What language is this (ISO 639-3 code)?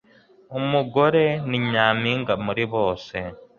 kin